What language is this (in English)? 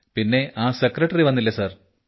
Malayalam